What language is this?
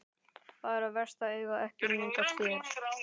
Icelandic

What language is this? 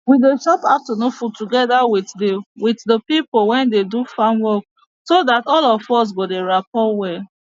Nigerian Pidgin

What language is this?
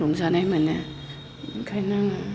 Bodo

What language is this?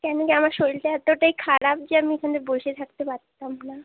Bangla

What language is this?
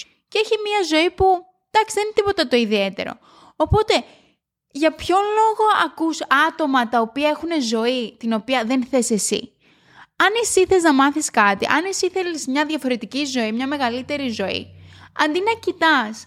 Greek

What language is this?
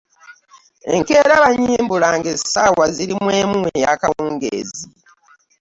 Ganda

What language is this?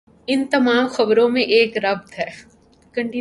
Urdu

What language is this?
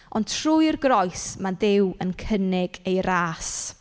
Welsh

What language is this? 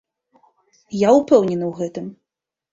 Belarusian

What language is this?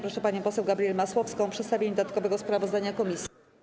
Polish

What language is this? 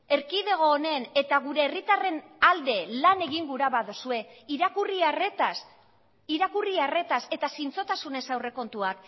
Basque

